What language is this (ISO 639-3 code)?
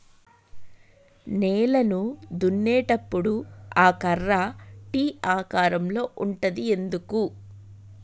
tel